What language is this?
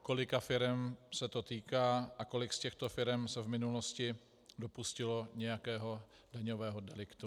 Czech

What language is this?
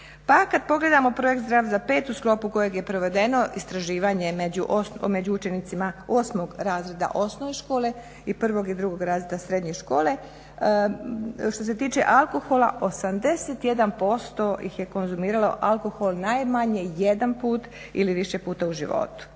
Croatian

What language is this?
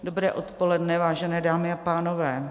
Czech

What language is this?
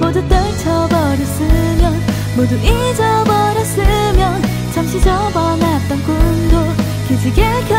Korean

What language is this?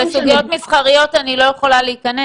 Hebrew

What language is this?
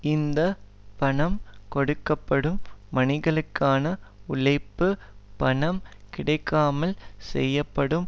Tamil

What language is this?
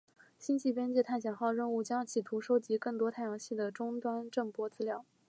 Chinese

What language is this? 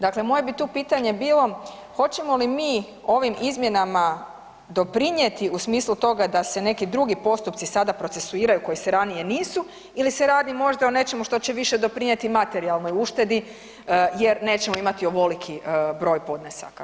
Croatian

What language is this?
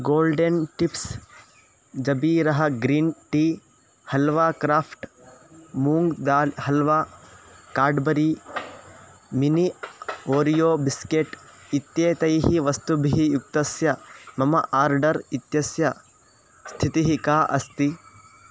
Sanskrit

